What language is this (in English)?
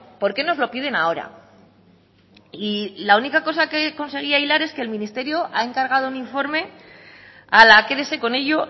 Spanish